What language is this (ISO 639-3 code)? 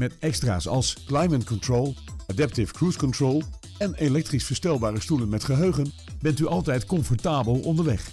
nld